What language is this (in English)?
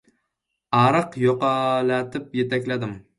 Uzbek